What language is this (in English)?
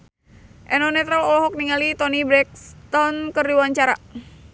Sundanese